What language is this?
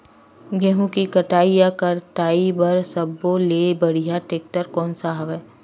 Chhattisgarhi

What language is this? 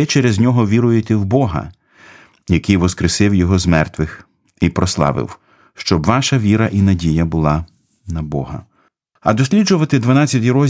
Ukrainian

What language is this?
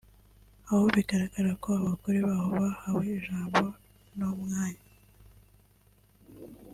Kinyarwanda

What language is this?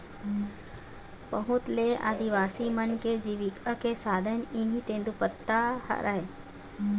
Chhattisgarhi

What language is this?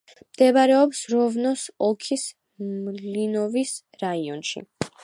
Georgian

